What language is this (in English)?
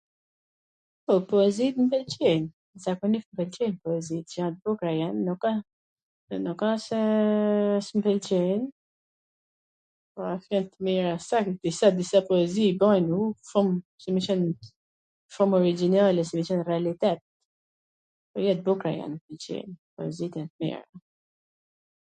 Gheg Albanian